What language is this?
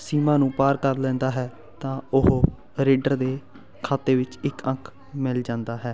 Punjabi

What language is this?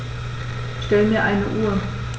German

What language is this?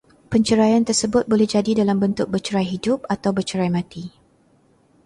Malay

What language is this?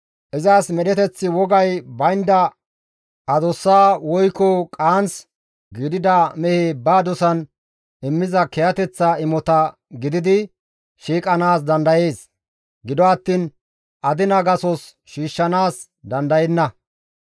Gamo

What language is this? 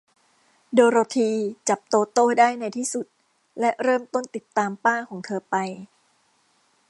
Thai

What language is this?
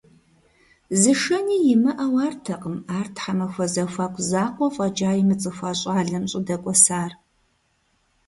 Kabardian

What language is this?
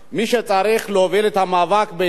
Hebrew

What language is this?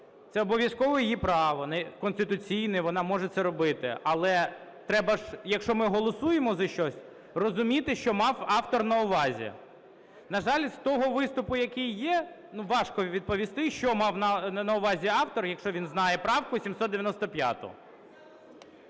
Ukrainian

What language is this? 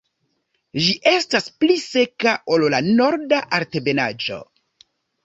Esperanto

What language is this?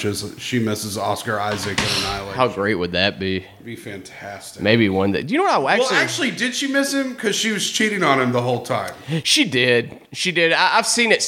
English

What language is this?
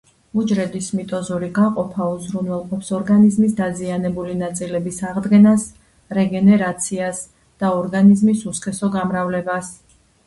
Georgian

